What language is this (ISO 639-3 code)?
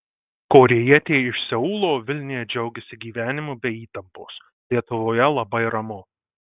lit